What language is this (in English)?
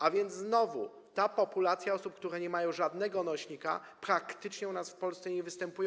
Polish